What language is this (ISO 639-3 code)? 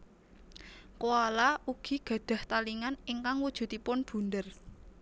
jav